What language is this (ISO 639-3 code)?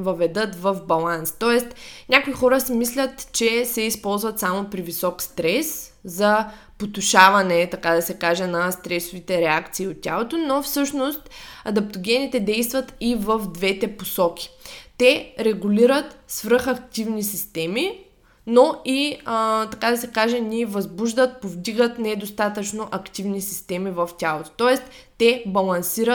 bul